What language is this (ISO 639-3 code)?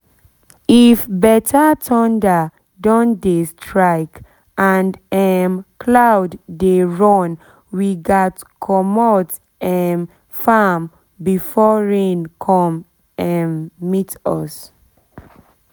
pcm